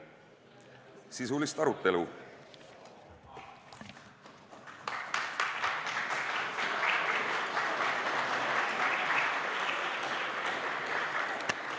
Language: Estonian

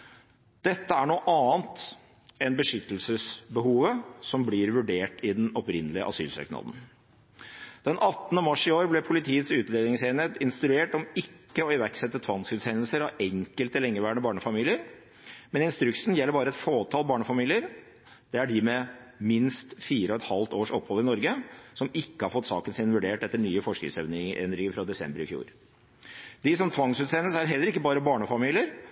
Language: Norwegian Bokmål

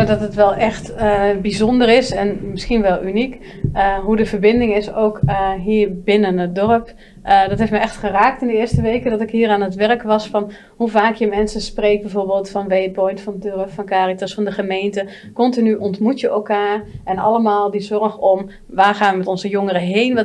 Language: Dutch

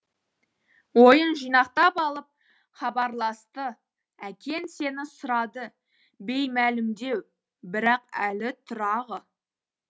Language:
Kazakh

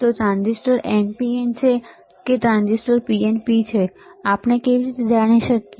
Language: Gujarati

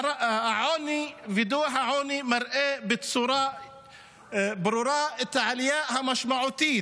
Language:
Hebrew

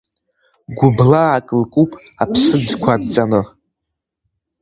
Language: Abkhazian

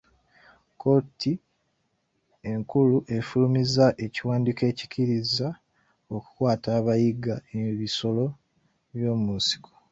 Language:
Ganda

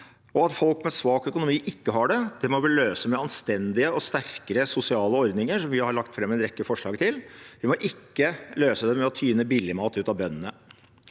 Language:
Norwegian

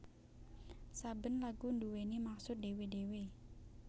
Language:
Javanese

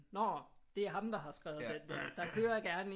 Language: Danish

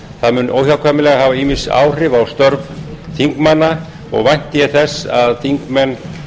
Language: Icelandic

